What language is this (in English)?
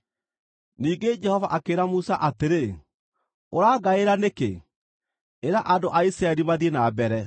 Kikuyu